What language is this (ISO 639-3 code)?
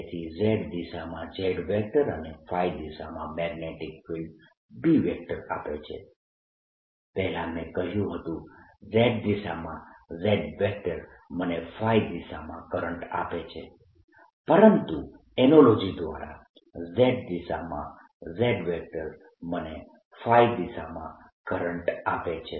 guj